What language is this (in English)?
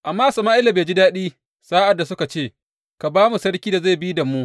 Hausa